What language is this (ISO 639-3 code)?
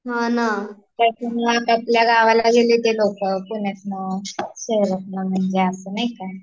mar